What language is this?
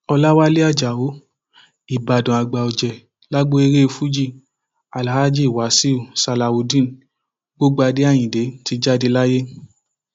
Yoruba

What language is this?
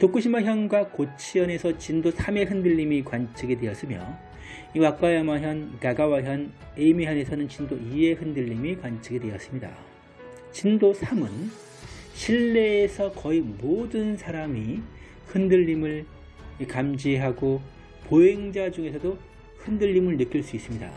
Korean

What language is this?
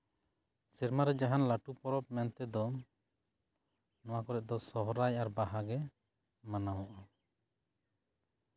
Santali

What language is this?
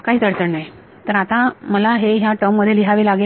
Marathi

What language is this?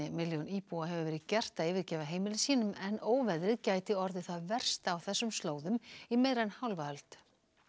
Icelandic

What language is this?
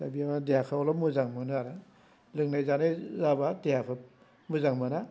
Bodo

